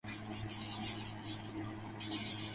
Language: Chinese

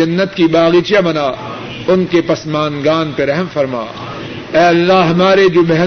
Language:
Urdu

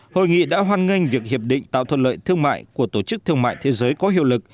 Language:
Vietnamese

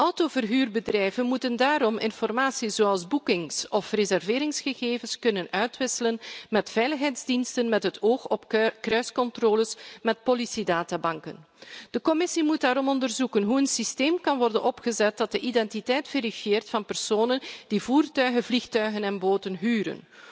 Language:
Dutch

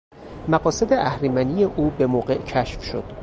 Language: Persian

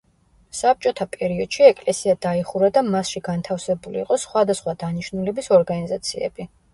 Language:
Georgian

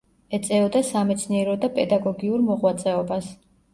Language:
Georgian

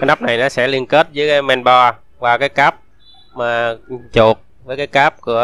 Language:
Vietnamese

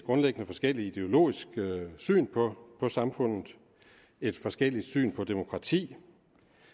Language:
Danish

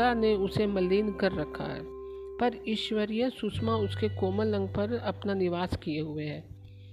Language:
Hindi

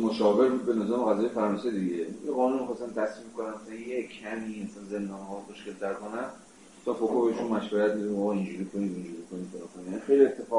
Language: Persian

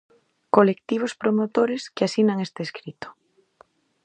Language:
Galician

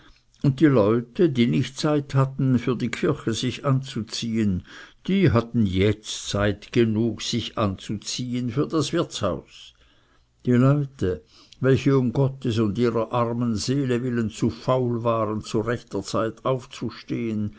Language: German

